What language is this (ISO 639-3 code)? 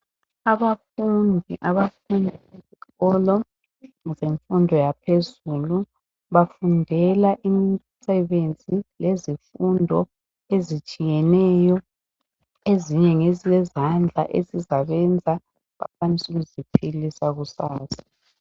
nde